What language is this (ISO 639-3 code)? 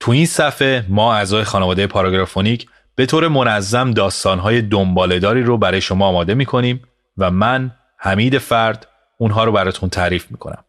fas